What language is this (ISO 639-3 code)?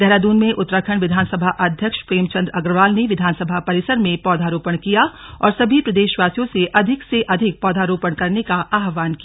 hin